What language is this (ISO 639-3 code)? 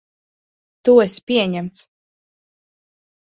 lav